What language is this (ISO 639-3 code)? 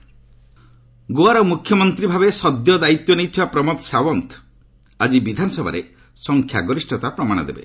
ori